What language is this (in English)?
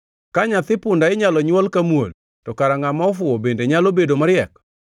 Luo (Kenya and Tanzania)